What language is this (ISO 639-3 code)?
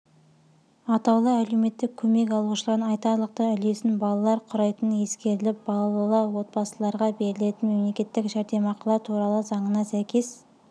kaz